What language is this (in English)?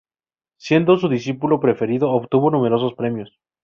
Spanish